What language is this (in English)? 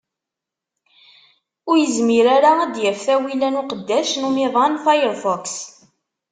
Kabyle